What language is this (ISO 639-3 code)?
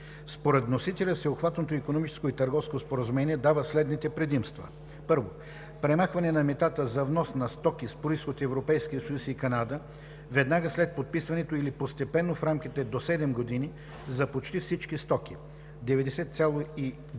bul